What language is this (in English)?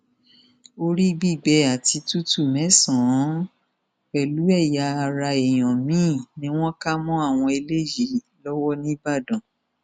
Yoruba